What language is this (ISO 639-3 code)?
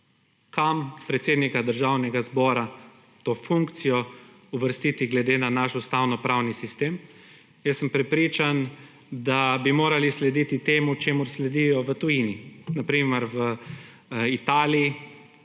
slv